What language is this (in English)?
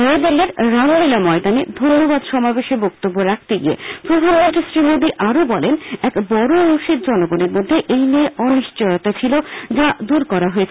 Bangla